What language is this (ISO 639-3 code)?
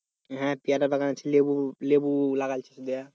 ben